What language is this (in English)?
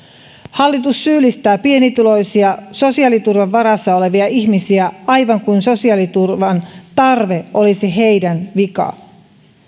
Finnish